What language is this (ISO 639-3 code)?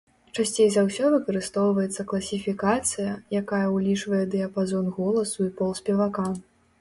bel